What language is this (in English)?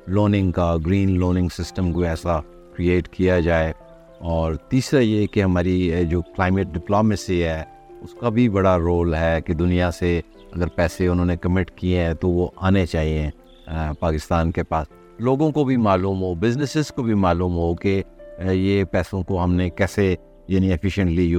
Urdu